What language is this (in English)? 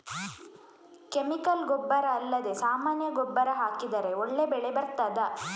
Kannada